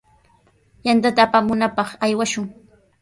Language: Sihuas Ancash Quechua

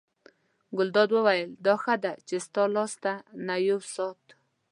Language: Pashto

